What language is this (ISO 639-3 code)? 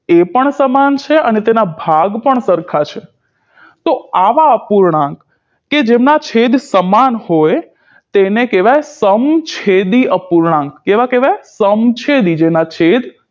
guj